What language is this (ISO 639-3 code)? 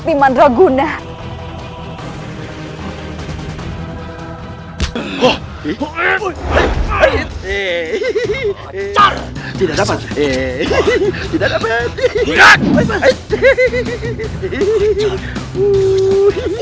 ind